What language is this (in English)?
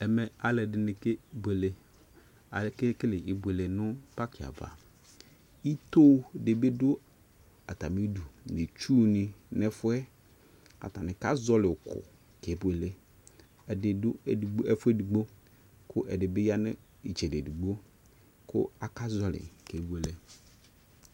Ikposo